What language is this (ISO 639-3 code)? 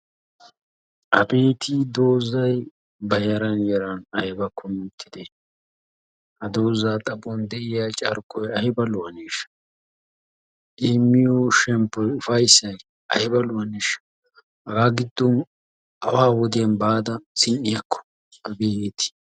wal